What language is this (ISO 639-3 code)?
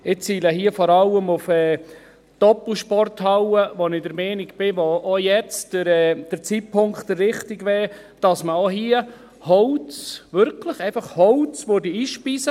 gsw